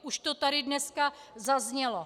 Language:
Czech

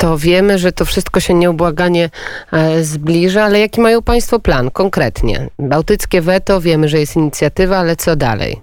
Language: Polish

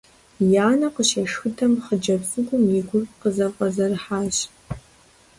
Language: Kabardian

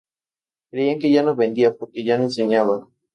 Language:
Spanish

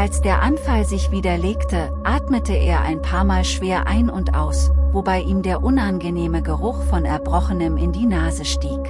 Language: German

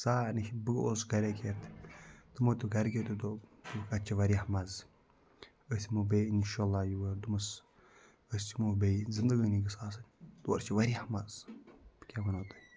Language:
Kashmiri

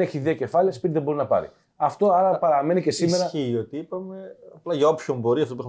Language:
Greek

